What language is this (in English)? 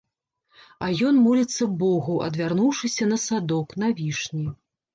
Belarusian